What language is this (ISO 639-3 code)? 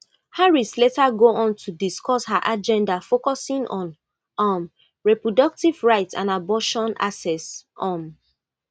pcm